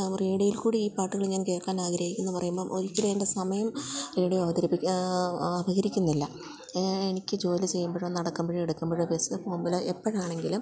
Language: Malayalam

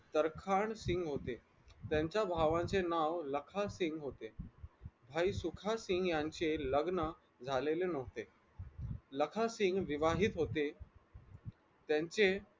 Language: Marathi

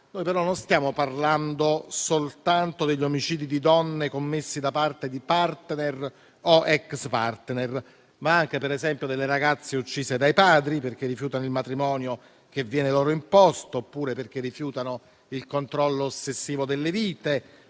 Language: Italian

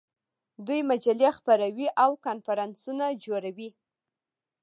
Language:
Pashto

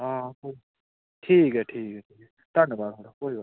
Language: Dogri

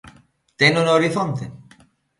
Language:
Galician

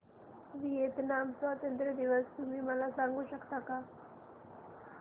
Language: Marathi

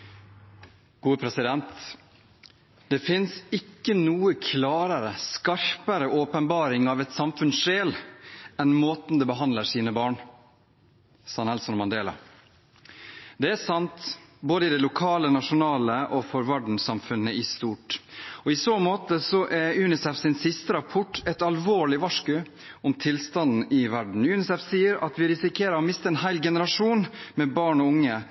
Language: Norwegian Bokmål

